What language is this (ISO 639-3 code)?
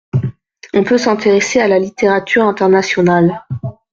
fra